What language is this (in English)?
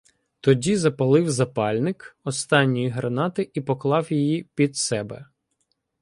Ukrainian